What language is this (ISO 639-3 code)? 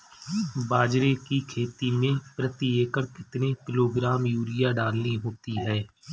hin